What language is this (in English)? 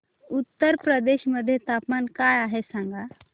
Marathi